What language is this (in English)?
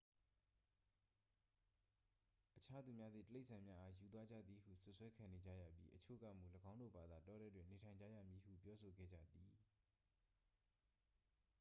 Burmese